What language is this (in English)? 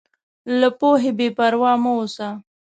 Pashto